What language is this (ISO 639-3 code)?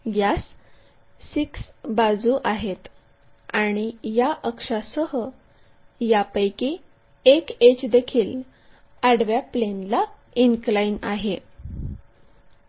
mar